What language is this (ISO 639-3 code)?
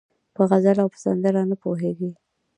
pus